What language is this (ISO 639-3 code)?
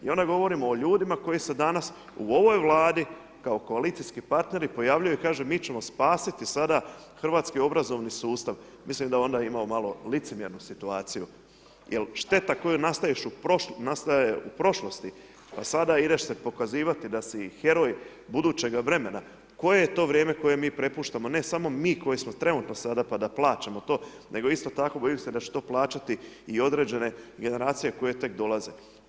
hrv